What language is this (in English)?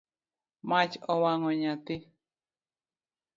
Luo (Kenya and Tanzania)